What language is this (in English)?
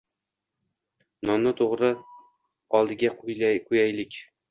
Uzbek